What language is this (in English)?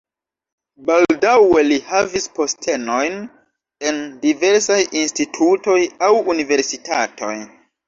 Esperanto